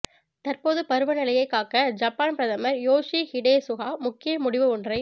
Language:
Tamil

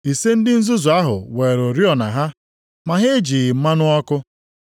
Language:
Igbo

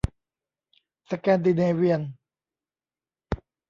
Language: Thai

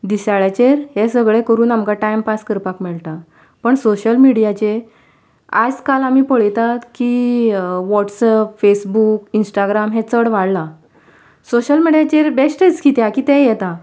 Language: Konkani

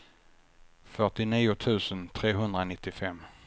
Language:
Swedish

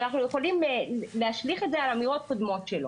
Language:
Hebrew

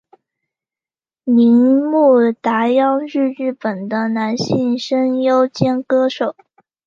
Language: Chinese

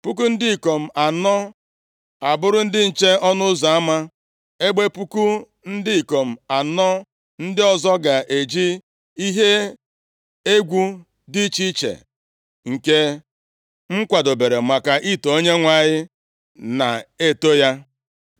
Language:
Igbo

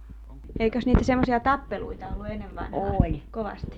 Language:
Finnish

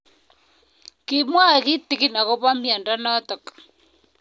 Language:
Kalenjin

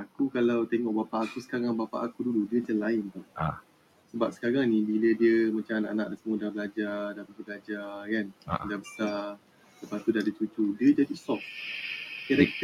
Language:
Malay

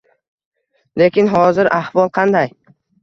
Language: Uzbek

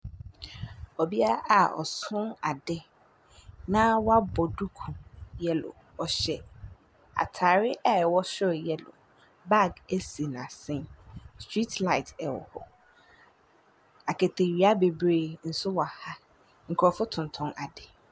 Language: Akan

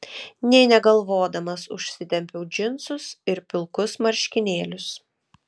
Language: Lithuanian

